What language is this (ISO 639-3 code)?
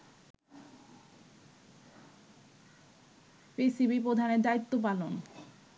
ben